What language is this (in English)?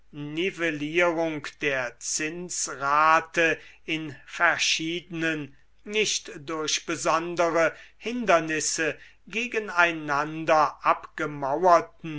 German